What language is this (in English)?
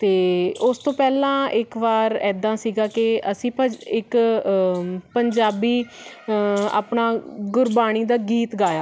Punjabi